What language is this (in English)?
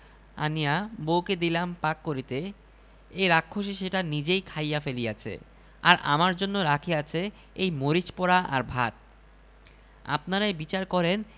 Bangla